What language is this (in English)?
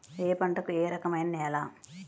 Telugu